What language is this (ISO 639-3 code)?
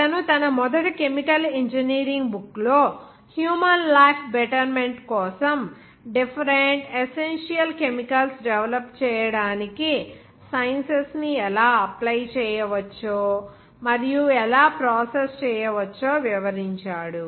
tel